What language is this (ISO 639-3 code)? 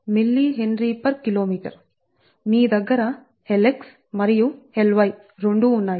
tel